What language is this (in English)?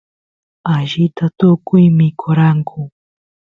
Santiago del Estero Quichua